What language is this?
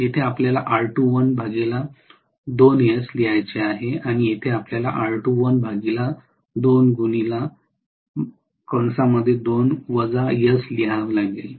Marathi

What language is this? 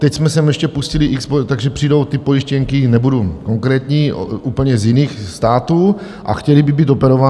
Czech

